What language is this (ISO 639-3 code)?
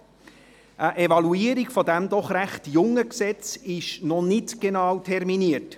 gsw